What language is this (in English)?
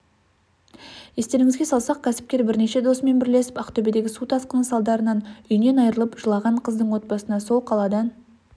Kazakh